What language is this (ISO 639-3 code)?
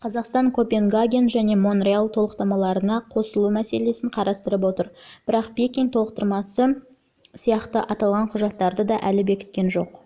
kaz